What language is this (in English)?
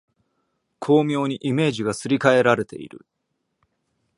Japanese